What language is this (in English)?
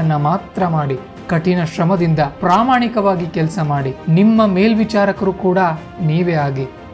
Kannada